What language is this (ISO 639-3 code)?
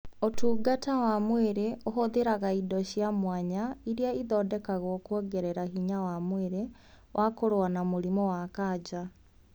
kik